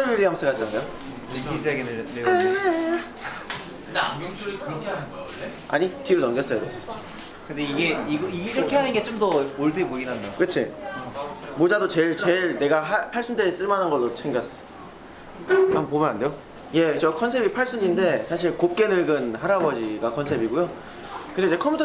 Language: Korean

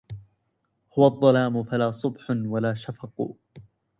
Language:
Arabic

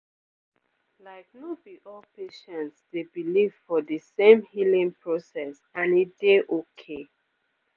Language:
Nigerian Pidgin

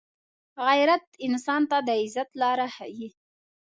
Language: Pashto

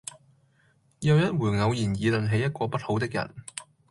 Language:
Cantonese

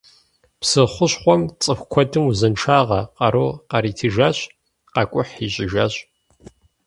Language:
Kabardian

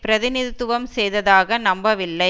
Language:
Tamil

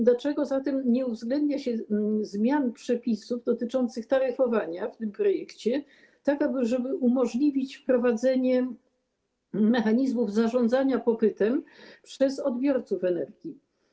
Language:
Polish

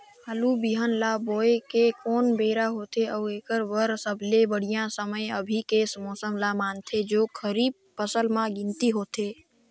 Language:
Chhattisgarhi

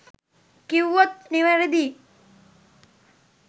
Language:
Sinhala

